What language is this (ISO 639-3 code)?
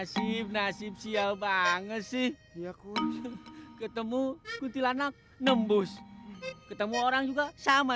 ind